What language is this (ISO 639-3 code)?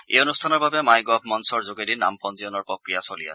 asm